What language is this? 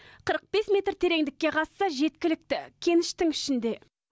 Kazakh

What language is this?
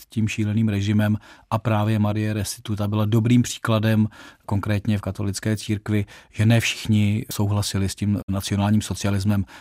Czech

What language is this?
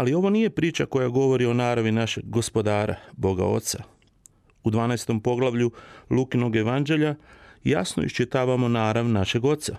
Croatian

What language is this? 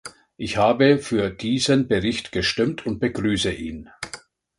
German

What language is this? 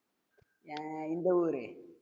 Tamil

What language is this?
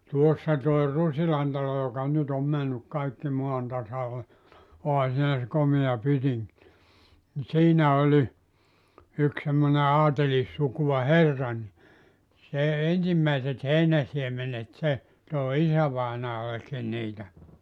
Finnish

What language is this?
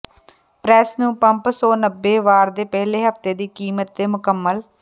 Punjabi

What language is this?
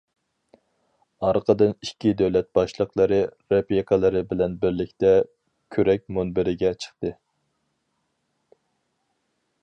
Uyghur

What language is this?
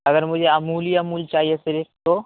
Urdu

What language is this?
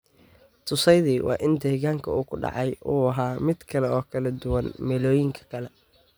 Somali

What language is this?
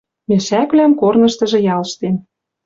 Western Mari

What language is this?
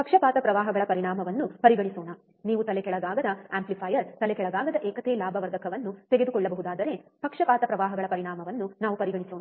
Kannada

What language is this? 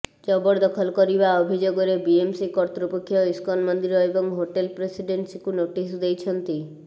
Odia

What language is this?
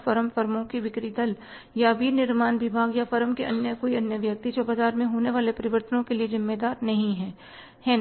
Hindi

